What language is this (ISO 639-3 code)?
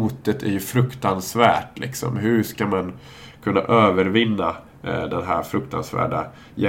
swe